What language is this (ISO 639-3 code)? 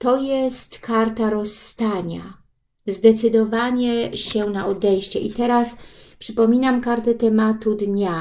pol